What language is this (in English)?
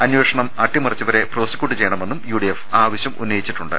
Malayalam